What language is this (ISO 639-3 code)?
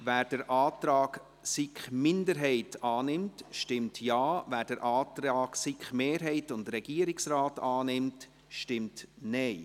gsw